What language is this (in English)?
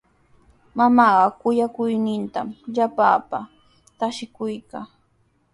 Sihuas Ancash Quechua